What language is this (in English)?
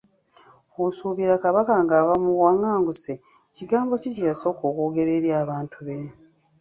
Ganda